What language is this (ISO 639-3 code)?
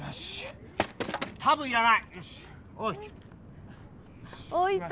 jpn